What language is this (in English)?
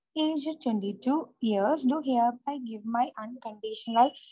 Malayalam